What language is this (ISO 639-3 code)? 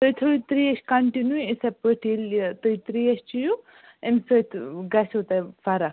kas